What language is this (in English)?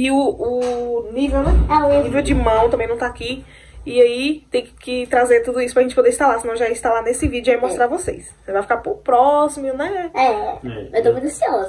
Portuguese